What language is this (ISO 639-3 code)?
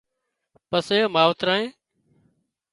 kxp